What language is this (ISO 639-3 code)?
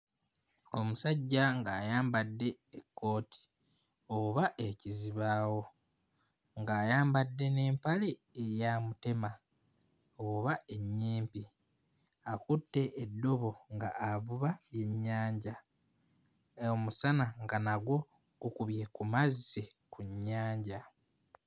lug